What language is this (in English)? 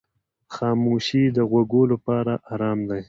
Pashto